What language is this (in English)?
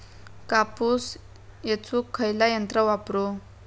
Marathi